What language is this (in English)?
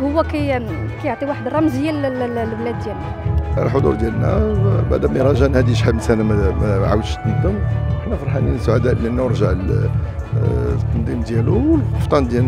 Arabic